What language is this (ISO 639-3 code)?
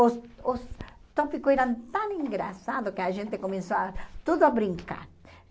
por